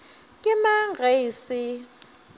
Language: Northern Sotho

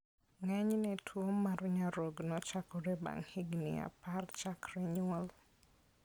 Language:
Luo (Kenya and Tanzania)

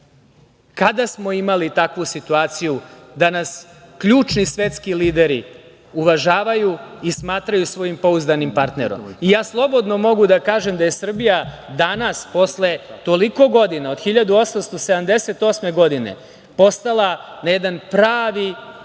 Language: Serbian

